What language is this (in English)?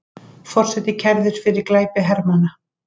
Icelandic